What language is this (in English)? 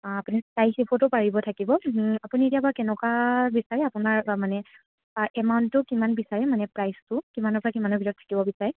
Assamese